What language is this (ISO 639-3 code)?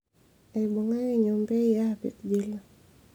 mas